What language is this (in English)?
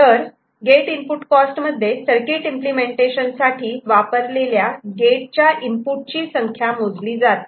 Marathi